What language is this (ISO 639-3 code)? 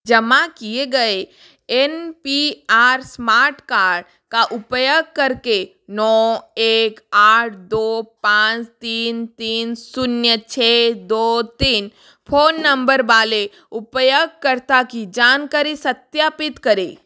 hin